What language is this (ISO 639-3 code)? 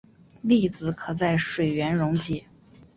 zho